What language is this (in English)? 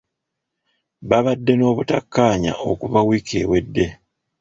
Ganda